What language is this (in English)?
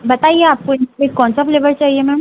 Hindi